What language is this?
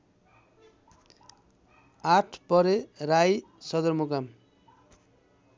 Nepali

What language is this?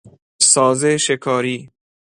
Persian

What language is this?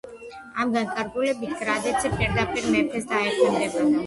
Georgian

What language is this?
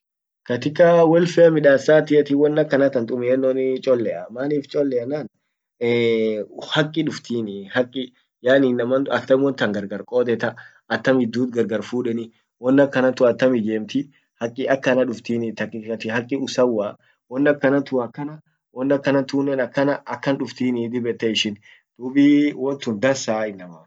Orma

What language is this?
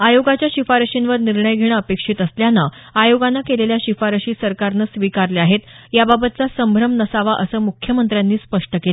Marathi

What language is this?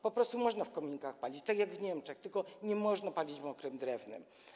Polish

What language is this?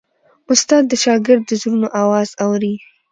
Pashto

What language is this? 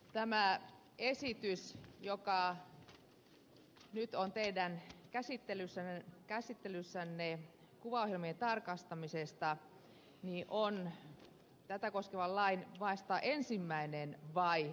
Finnish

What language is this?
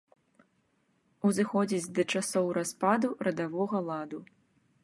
Belarusian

